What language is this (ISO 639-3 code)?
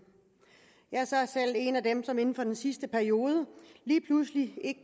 dan